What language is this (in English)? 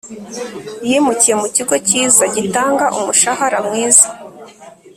Kinyarwanda